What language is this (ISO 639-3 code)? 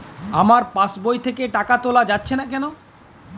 ben